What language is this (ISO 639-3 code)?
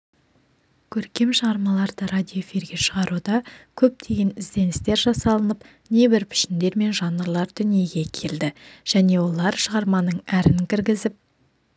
kaz